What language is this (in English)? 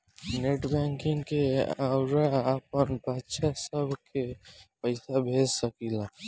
Bhojpuri